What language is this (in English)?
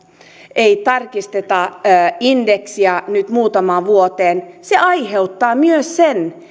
Finnish